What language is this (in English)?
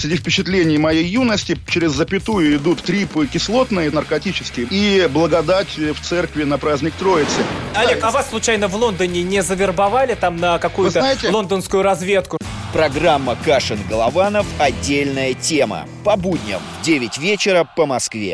Russian